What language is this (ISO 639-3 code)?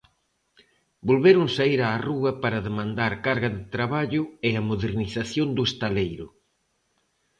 glg